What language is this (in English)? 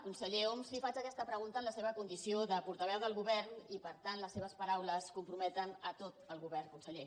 Catalan